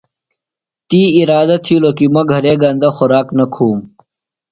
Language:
Phalura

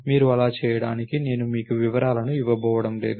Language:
Telugu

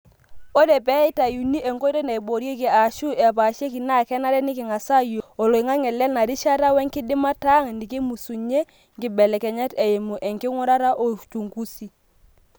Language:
Masai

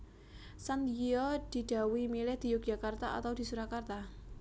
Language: Javanese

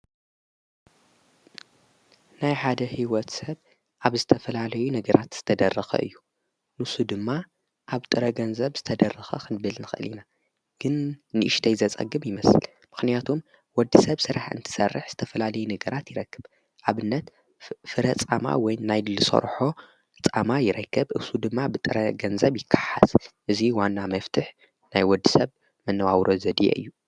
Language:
Tigrinya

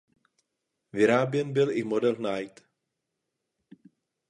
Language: Czech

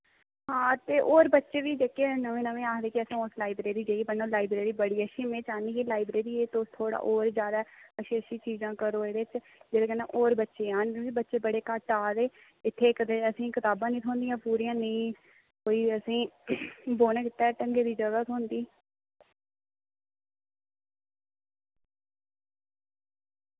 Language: Dogri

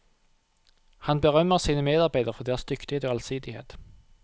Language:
Norwegian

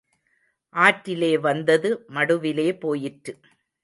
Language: Tamil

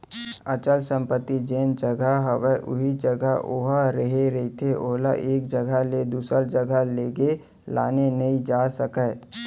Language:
Chhattisgarhi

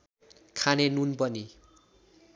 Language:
Nepali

